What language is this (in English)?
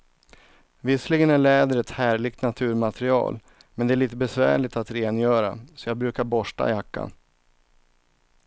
Swedish